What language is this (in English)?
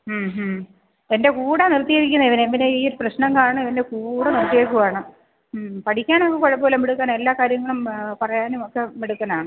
Malayalam